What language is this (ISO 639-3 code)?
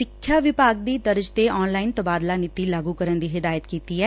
pan